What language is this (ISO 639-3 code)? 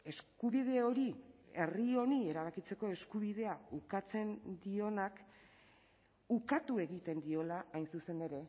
eus